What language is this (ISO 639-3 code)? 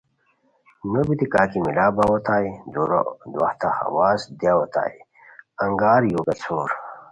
khw